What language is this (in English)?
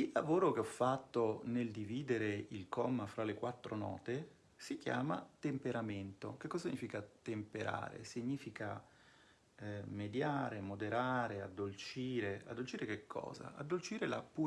Italian